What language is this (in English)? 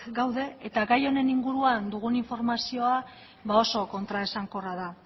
Basque